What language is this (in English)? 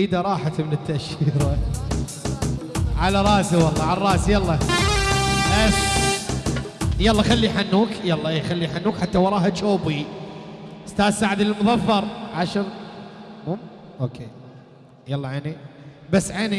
Arabic